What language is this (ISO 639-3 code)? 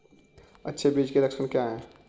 hin